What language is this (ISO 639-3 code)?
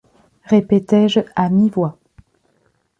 fra